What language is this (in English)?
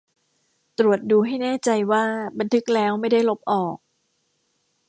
Thai